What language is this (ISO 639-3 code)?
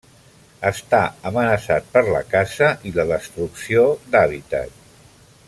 cat